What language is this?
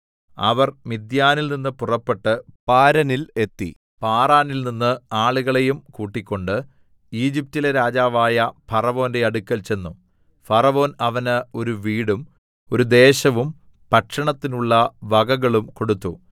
Malayalam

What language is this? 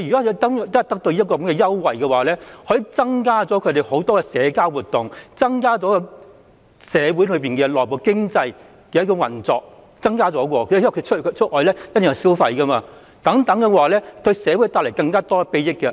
Cantonese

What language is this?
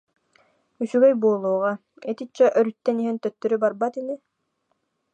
Yakut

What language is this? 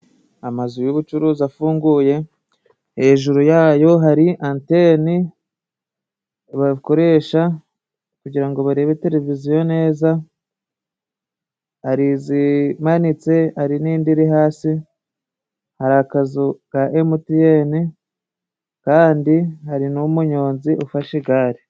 Kinyarwanda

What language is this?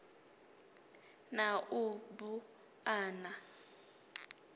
Venda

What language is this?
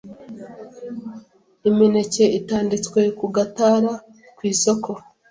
Kinyarwanda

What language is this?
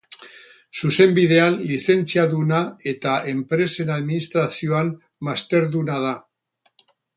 Basque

